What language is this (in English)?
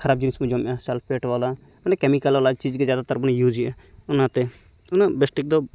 Santali